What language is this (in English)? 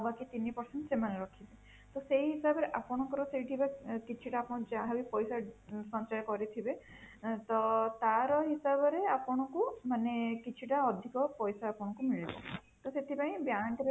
Odia